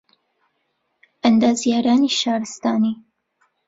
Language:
Central Kurdish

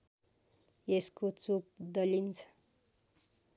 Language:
Nepali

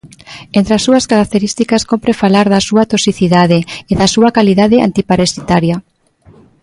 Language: Galician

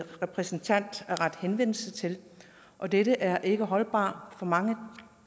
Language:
Danish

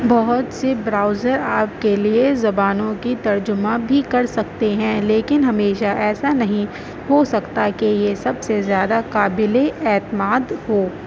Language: Urdu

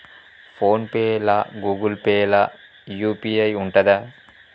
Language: Telugu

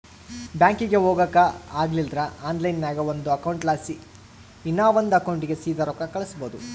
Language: Kannada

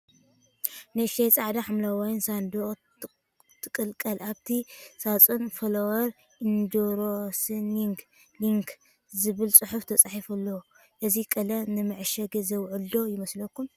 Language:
Tigrinya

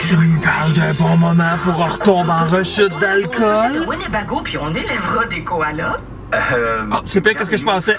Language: French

